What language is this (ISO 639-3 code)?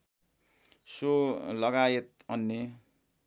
nep